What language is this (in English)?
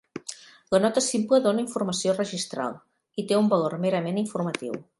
Catalan